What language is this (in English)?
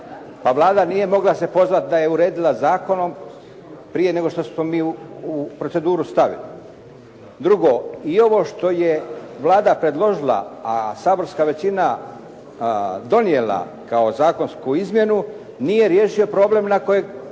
Croatian